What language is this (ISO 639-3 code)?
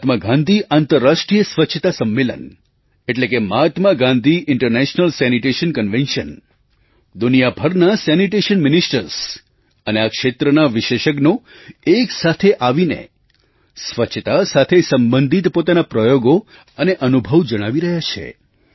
guj